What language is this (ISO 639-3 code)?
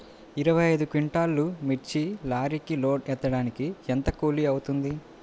tel